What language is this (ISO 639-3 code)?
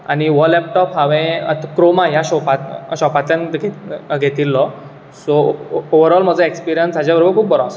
kok